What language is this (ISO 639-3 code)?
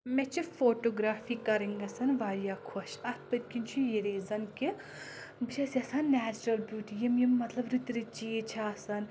kas